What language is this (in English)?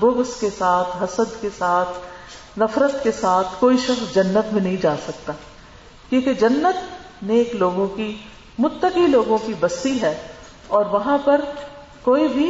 Urdu